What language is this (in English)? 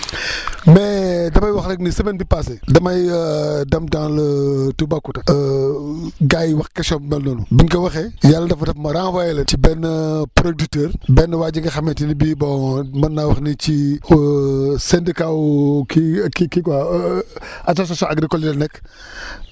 Wolof